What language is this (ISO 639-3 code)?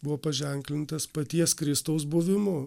lit